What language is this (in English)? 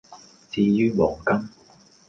Cantonese